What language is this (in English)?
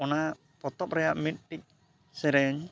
Santali